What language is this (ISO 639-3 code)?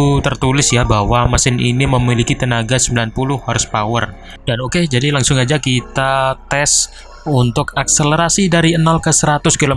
ind